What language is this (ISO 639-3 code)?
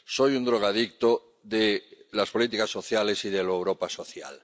spa